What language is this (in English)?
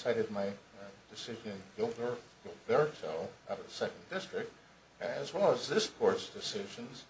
English